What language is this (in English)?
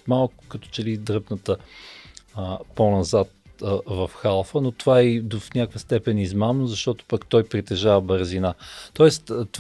Bulgarian